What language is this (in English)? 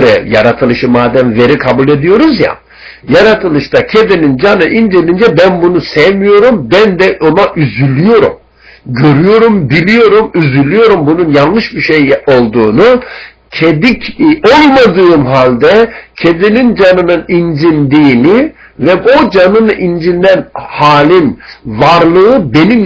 Turkish